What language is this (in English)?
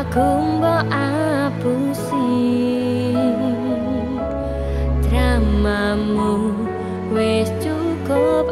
Indonesian